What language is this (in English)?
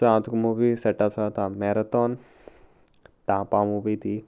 Konkani